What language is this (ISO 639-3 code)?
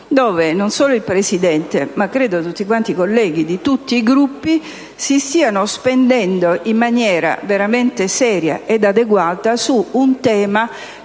ita